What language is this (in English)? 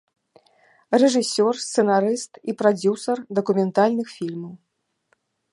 Belarusian